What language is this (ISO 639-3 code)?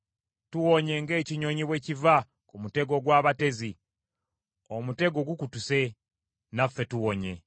lug